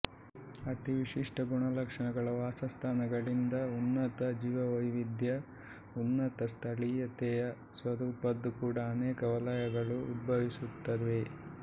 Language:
Kannada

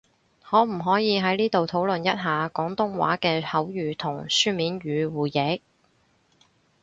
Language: Cantonese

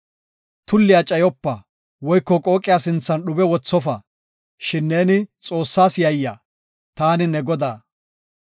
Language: Gofa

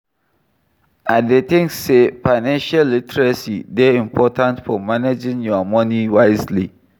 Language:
Nigerian Pidgin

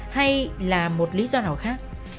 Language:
Vietnamese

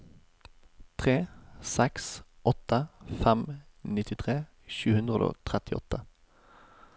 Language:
Norwegian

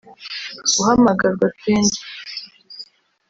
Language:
Kinyarwanda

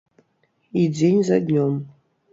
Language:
Belarusian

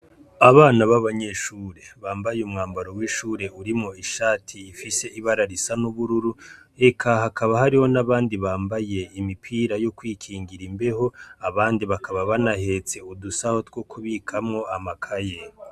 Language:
Rundi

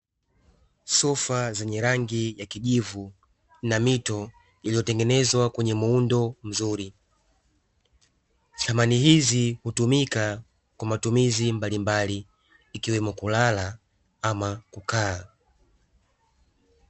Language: Swahili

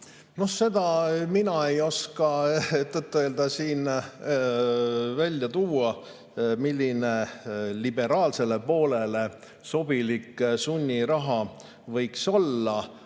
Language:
Estonian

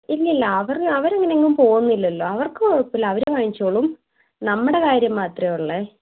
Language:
Malayalam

